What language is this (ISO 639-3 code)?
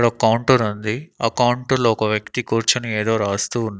tel